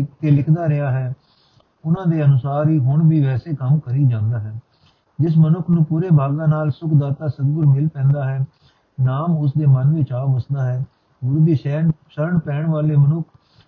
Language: Punjabi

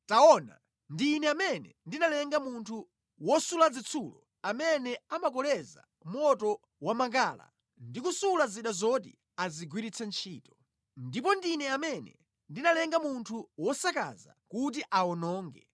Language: Nyanja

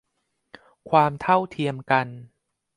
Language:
Thai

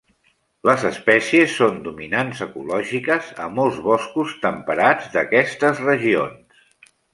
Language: Catalan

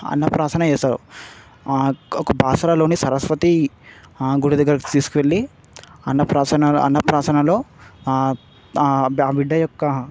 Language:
Telugu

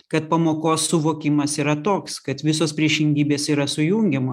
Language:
Lithuanian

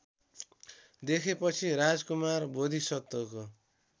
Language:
Nepali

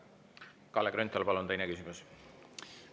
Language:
Estonian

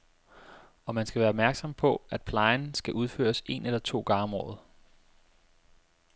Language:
Danish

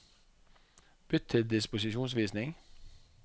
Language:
Norwegian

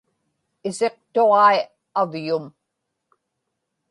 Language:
Inupiaq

